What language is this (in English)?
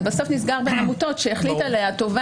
Hebrew